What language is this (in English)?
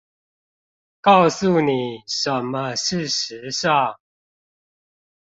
Chinese